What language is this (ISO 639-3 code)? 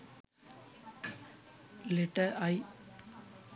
sin